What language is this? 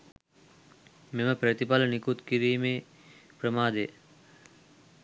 Sinhala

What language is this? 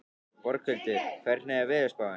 Icelandic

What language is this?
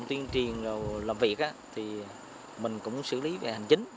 Vietnamese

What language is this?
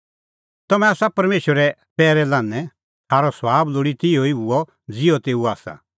Kullu Pahari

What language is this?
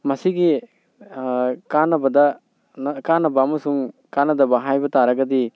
Manipuri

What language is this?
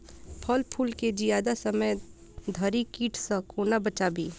Maithili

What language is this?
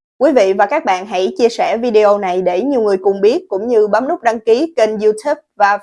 Vietnamese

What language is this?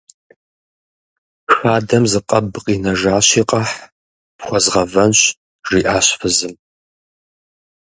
Kabardian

